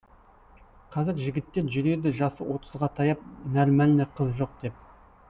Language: Kazakh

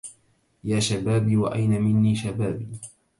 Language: Arabic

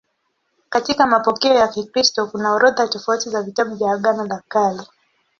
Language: Swahili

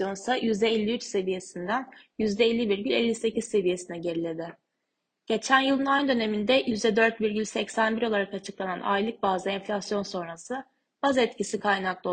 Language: Turkish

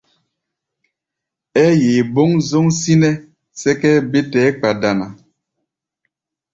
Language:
Gbaya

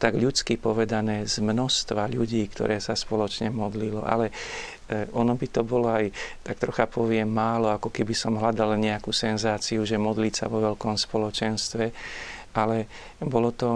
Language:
Slovak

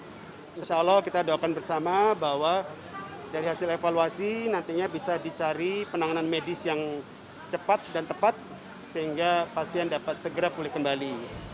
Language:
Indonesian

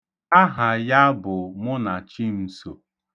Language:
Igbo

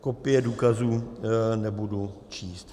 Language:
Czech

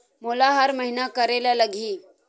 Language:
Chhattisgarhi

